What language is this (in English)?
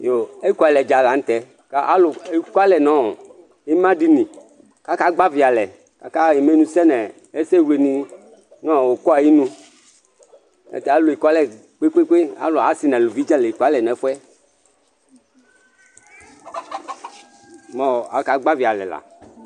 Ikposo